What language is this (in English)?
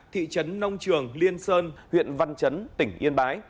Vietnamese